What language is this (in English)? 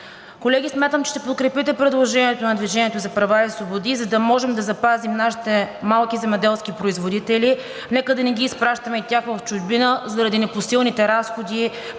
Bulgarian